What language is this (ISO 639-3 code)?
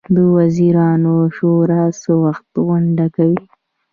pus